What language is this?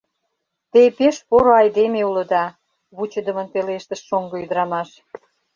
Mari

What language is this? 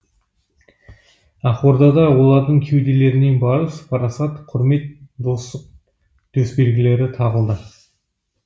Kazakh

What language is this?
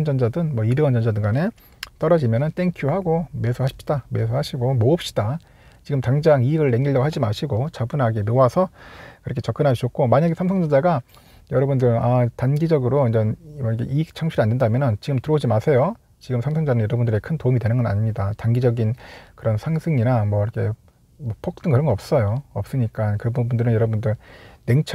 Korean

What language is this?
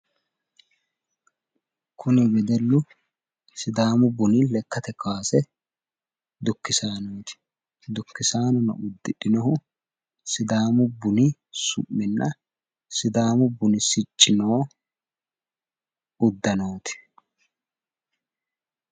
Sidamo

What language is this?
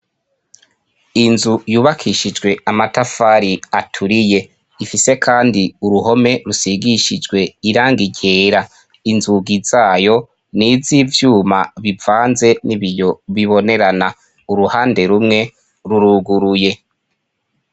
Rundi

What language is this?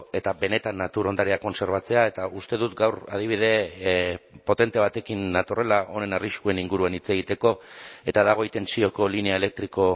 Basque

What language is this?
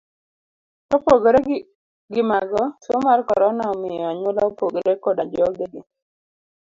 Luo (Kenya and Tanzania)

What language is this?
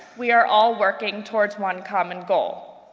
English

